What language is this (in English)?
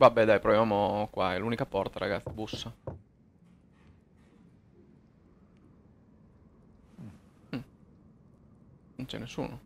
Italian